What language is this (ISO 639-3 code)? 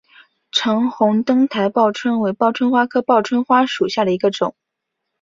zho